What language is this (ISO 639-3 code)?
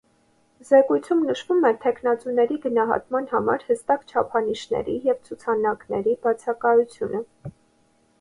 hye